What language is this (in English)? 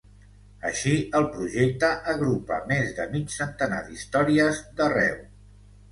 Catalan